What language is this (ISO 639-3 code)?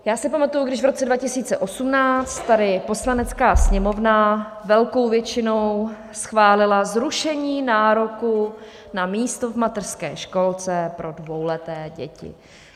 ces